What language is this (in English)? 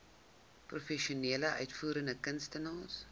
Afrikaans